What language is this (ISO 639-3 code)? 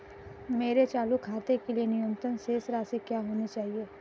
hin